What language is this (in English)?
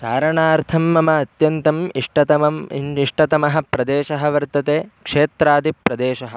Sanskrit